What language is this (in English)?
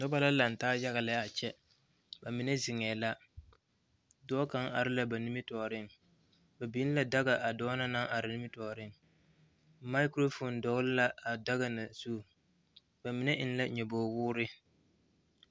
Southern Dagaare